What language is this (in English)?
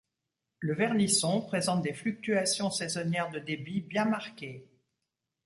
French